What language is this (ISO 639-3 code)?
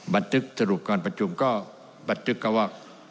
tha